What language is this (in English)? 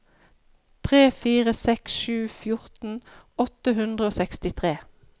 Norwegian